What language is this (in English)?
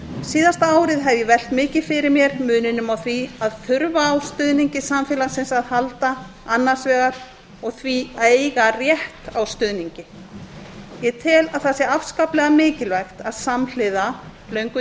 Icelandic